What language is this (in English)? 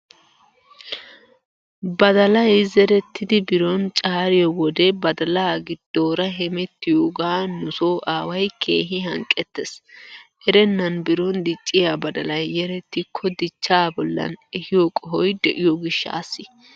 Wolaytta